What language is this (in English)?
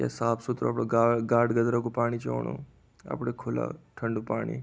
Garhwali